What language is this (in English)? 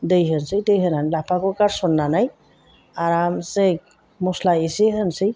Bodo